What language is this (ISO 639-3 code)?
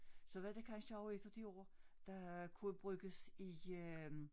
dan